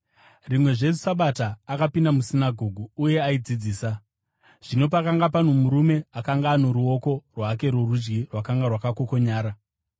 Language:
Shona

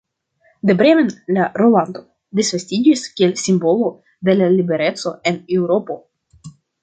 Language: Esperanto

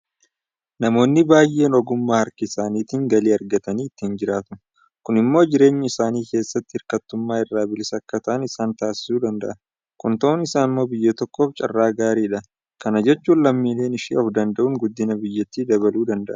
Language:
Oromo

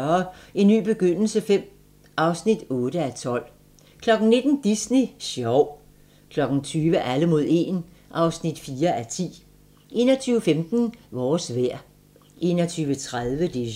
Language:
Danish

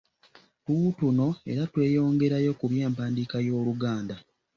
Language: Ganda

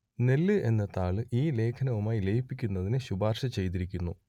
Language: Malayalam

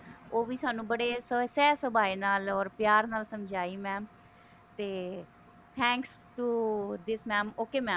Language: Punjabi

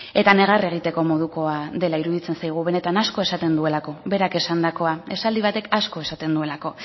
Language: Basque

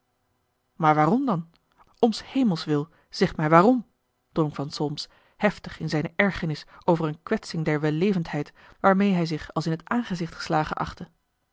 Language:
Dutch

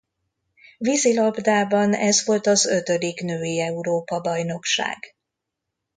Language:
Hungarian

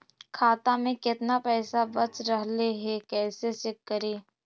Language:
Magahi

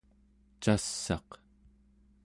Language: Central Yupik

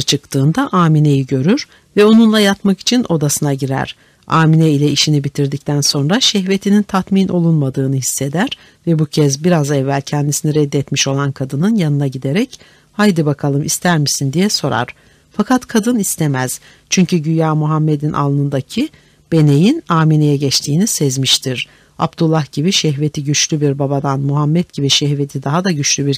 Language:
Turkish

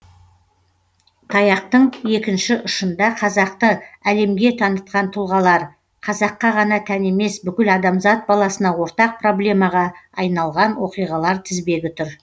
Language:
Kazakh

